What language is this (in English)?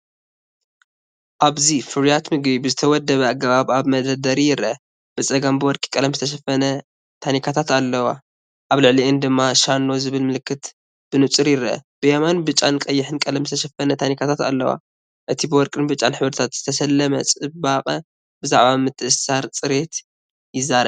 Tigrinya